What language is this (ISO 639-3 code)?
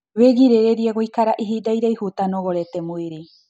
kik